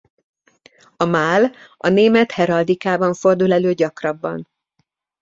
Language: Hungarian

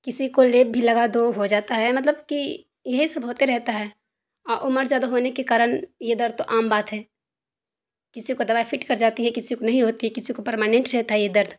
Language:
Urdu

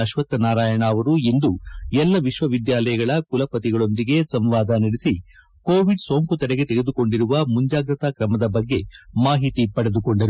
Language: Kannada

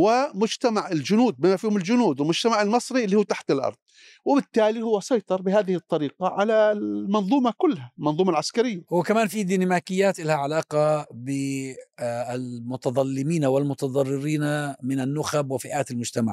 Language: Arabic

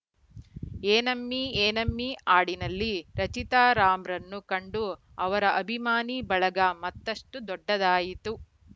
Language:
Kannada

